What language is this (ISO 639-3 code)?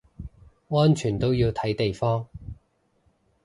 yue